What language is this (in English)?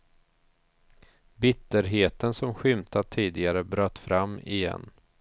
Swedish